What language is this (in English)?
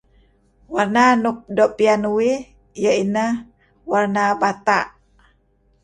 Kelabit